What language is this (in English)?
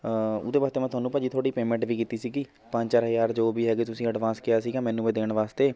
Punjabi